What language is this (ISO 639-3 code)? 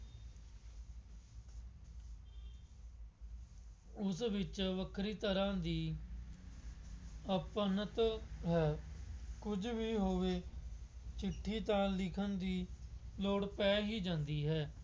pan